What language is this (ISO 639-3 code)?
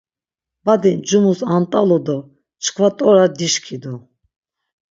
lzz